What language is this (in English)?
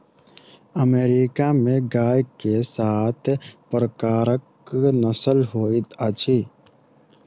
Maithili